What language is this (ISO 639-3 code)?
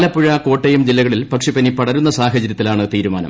mal